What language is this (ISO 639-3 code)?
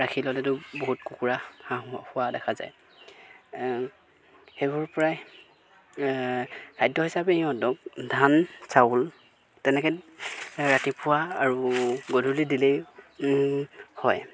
asm